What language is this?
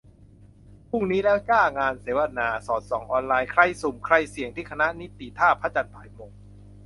Thai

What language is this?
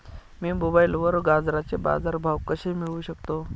Marathi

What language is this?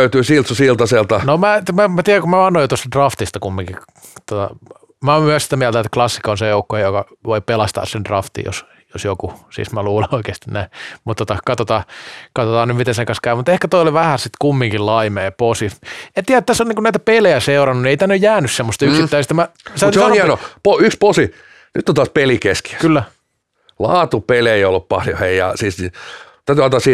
Finnish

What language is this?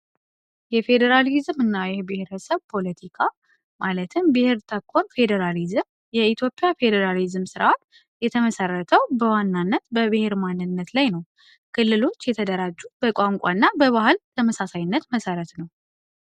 Amharic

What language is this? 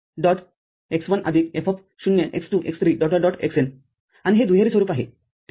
Marathi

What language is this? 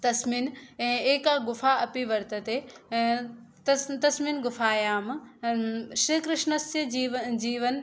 Sanskrit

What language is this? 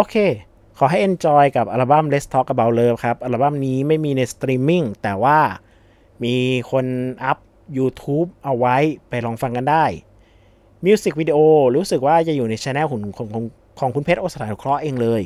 Thai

